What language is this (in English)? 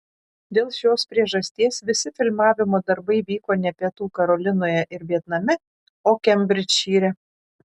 Lithuanian